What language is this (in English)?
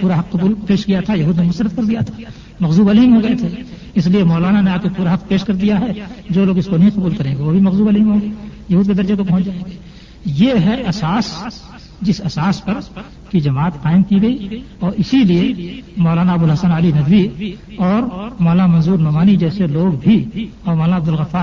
Urdu